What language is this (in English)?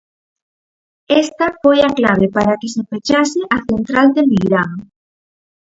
Galician